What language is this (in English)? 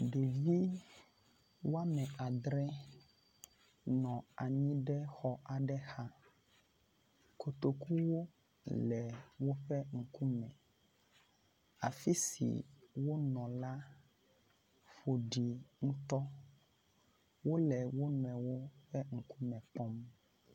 Ewe